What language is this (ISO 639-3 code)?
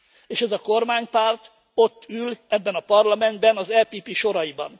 hun